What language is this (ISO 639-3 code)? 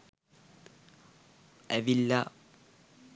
sin